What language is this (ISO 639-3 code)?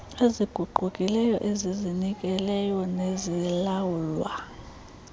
xho